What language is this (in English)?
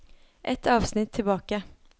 Norwegian